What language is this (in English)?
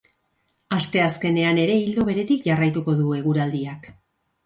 Basque